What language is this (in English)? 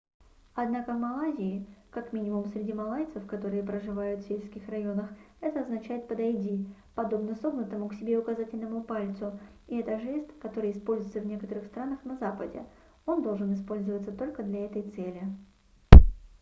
Russian